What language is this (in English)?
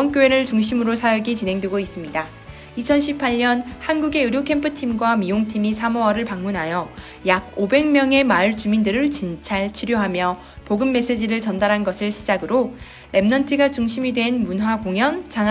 Korean